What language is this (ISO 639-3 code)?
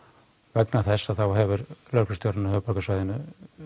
isl